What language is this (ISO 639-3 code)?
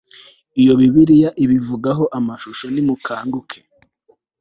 kin